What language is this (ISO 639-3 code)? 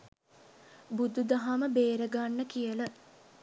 sin